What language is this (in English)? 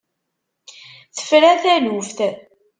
Kabyle